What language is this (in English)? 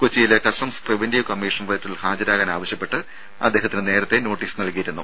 Malayalam